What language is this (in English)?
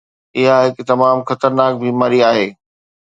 Sindhi